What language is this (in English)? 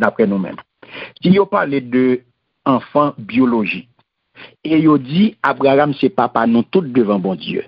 French